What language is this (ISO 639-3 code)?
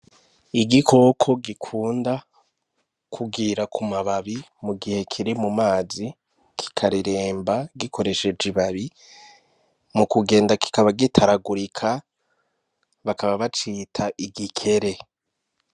run